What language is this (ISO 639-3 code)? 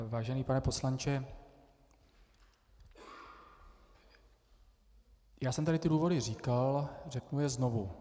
ces